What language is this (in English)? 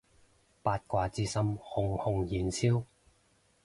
Cantonese